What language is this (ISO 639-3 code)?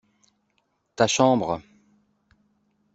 fra